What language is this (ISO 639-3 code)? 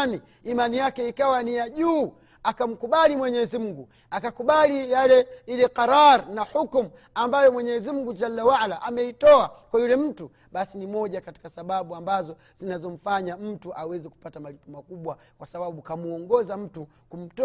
swa